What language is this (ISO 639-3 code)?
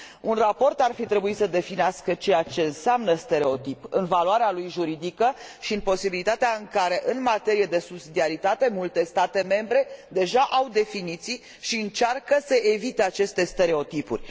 ron